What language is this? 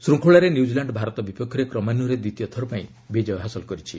Odia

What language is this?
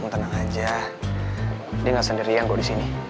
Indonesian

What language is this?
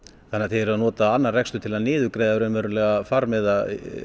Icelandic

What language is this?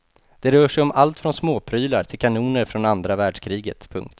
Swedish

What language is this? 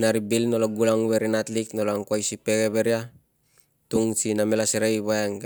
Tungag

